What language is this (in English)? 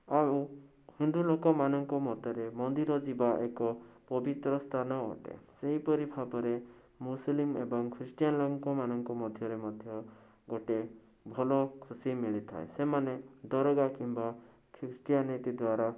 Odia